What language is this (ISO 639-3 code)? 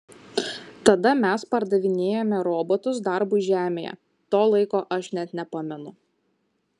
lit